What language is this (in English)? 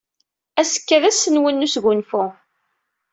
Kabyle